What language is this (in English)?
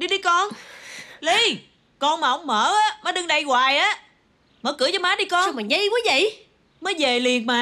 Vietnamese